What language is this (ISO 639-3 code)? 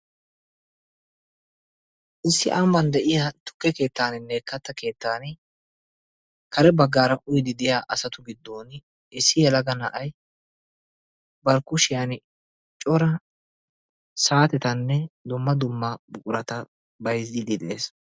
wal